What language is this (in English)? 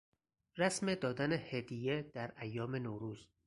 Persian